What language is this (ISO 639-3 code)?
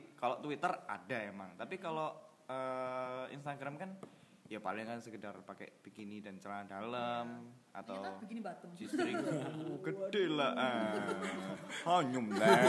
ind